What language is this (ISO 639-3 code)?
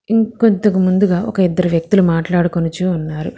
tel